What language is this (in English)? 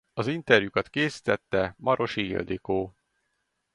Hungarian